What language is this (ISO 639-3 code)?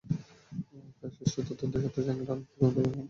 ben